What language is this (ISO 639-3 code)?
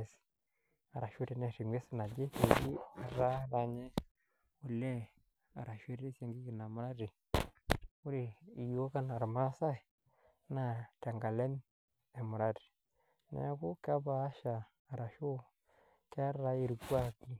mas